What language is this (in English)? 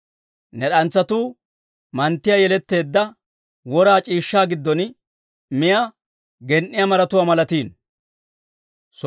Dawro